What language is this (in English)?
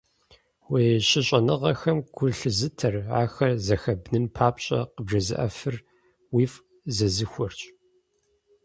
Kabardian